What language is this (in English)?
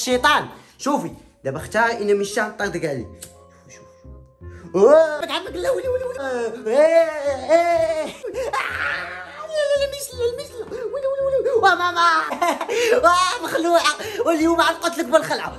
Arabic